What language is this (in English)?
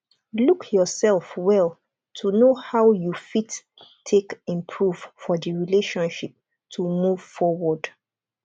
Nigerian Pidgin